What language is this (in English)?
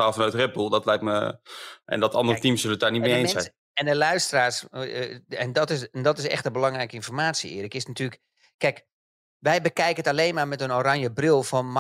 Dutch